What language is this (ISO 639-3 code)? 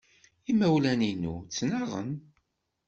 kab